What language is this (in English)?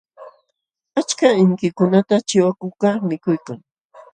Jauja Wanca Quechua